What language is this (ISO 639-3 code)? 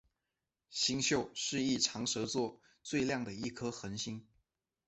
zho